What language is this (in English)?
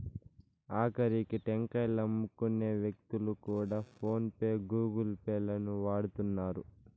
Telugu